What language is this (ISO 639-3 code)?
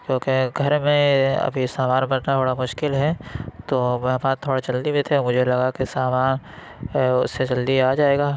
urd